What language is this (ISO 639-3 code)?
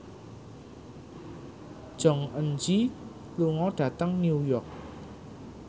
jav